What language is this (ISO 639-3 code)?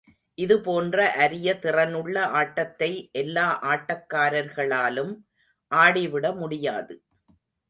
tam